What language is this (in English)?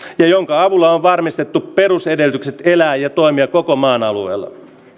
Finnish